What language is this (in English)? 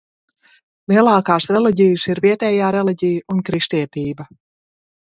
Latvian